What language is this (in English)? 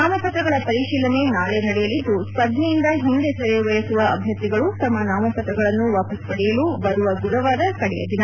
Kannada